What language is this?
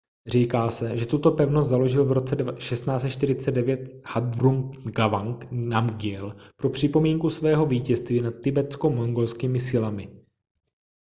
Czech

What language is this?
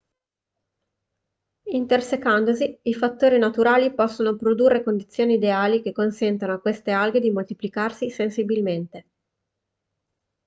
Italian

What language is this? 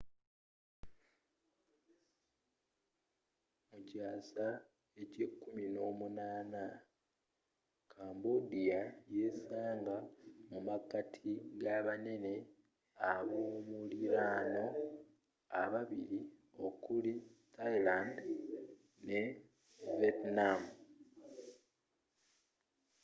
Ganda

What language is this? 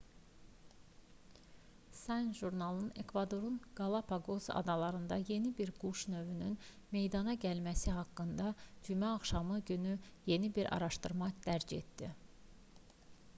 Azerbaijani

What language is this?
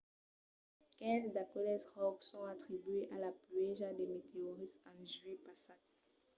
Occitan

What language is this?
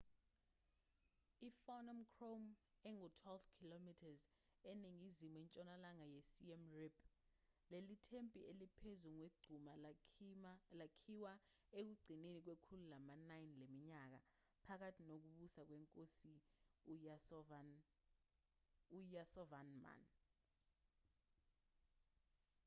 Zulu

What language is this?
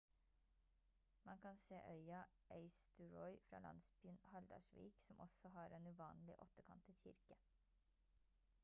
Norwegian Bokmål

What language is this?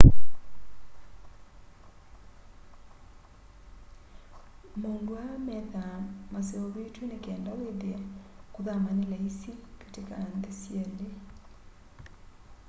Kamba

